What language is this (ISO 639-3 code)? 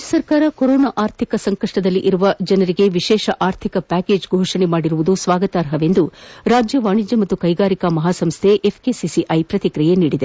kan